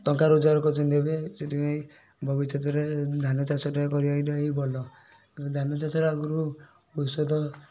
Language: Odia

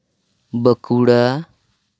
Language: Santali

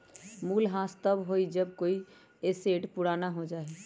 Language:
Magahi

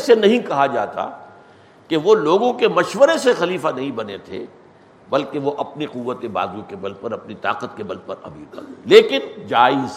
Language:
Urdu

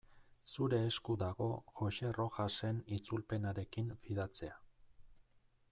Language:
Basque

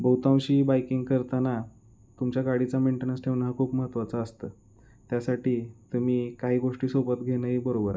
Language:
Marathi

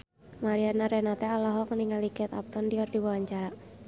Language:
Sundanese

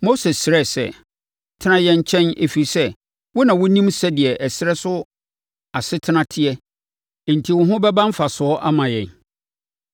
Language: Akan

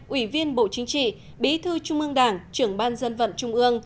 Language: Vietnamese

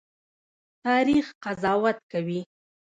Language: Pashto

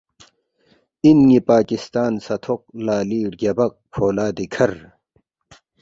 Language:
Balti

